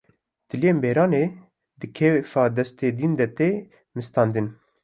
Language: Kurdish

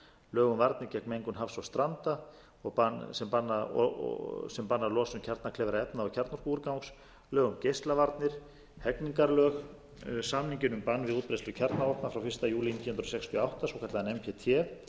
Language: Icelandic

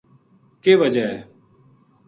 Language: Gujari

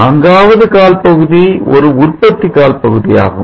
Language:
Tamil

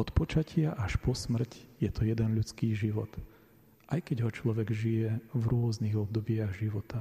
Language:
Slovak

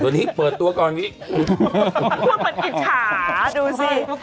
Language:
Thai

